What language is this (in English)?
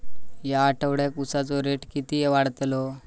Marathi